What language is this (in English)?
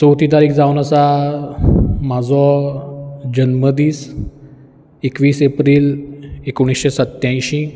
Konkani